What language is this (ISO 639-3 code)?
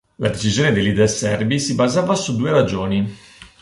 ita